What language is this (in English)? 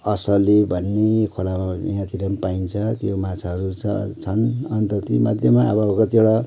Nepali